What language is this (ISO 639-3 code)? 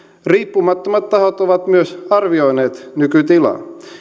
fin